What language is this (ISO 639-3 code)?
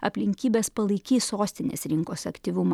lit